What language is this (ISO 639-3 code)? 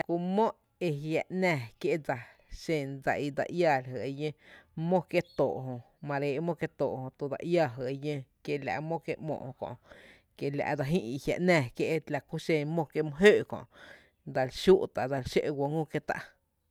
cte